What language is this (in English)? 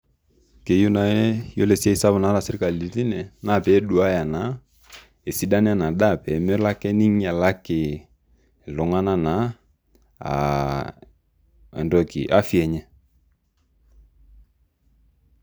Masai